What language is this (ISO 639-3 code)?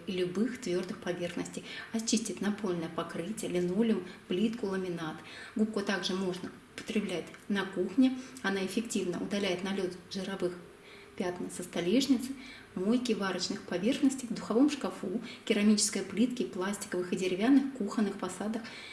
rus